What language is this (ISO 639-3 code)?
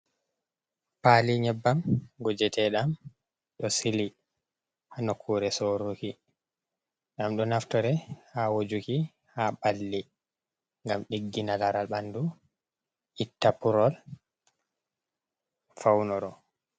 ful